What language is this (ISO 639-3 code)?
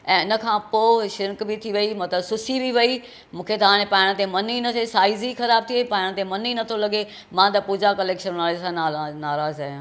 snd